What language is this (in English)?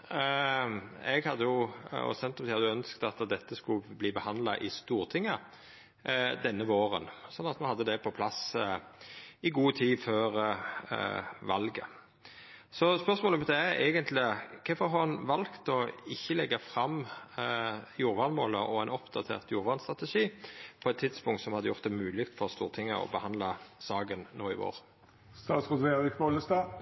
Norwegian